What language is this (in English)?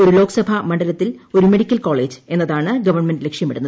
Malayalam